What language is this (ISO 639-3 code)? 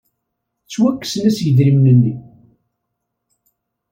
kab